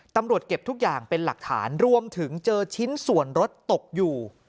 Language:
Thai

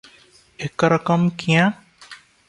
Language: Odia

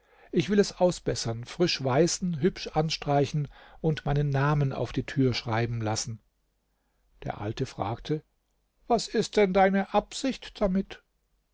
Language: German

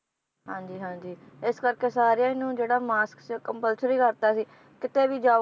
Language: Punjabi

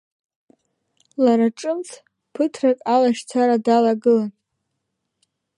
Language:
Abkhazian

